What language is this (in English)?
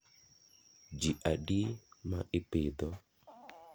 Luo (Kenya and Tanzania)